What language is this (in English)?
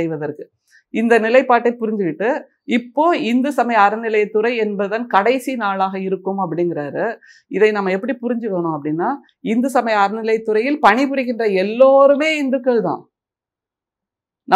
Tamil